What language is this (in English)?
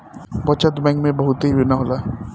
Bhojpuri